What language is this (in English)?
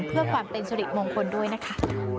Thai